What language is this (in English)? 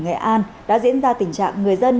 Vietnamese